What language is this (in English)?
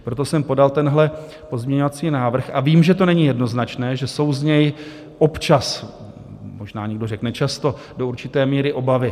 Czech